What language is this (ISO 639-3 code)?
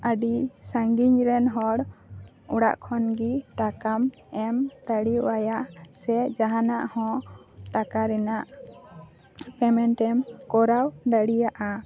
sat